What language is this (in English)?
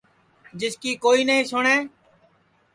Sansi